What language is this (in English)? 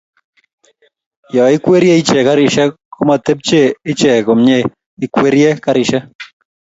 Kalenjin